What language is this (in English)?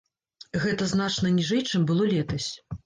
Belarusian